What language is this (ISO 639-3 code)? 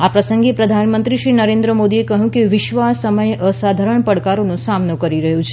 guj